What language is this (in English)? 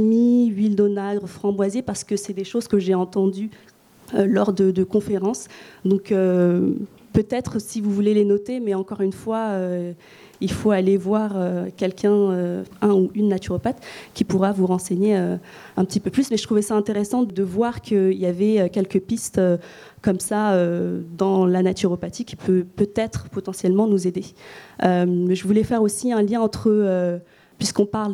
French